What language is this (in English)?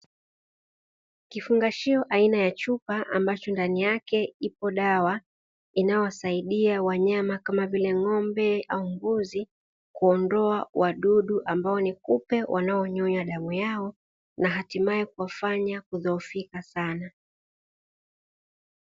Swahili